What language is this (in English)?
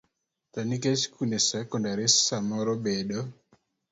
Luo (Kenya and Tanzania)